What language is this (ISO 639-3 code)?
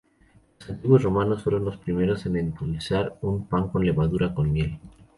spa